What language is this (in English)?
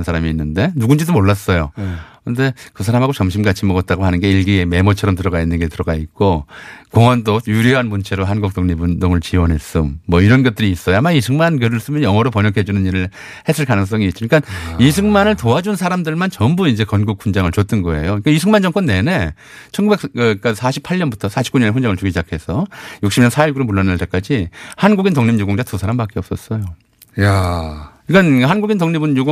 Korean